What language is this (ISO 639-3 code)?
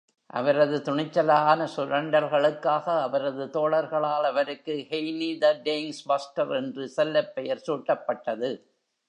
tam